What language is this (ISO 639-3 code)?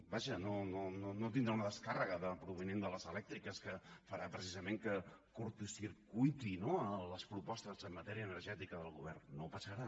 cat